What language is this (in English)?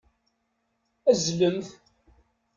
Kabyle